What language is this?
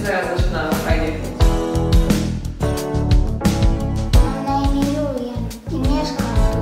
Polish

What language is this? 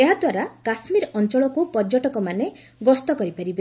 Odia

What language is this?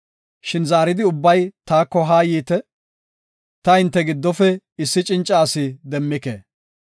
Gofa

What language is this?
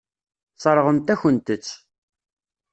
Kabyle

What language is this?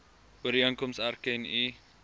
Afrikaans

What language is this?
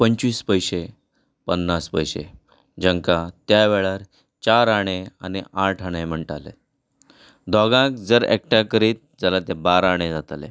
Konkani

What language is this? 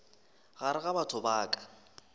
Northern Sotho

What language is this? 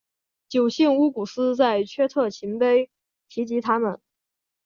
Chinese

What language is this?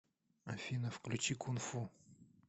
Russian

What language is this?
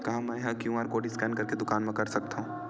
Chhattisgarhi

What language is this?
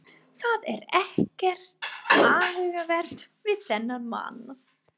Icelandic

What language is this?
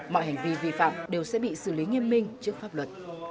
Vietnamese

